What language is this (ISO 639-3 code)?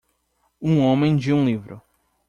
por